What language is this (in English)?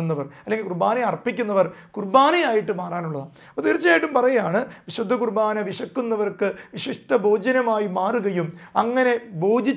Malayalam